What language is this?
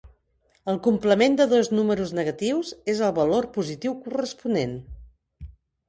Catalan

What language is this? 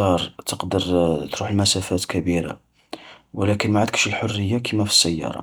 Algerian Arabic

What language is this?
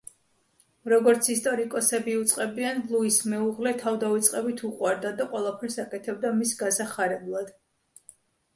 Georgian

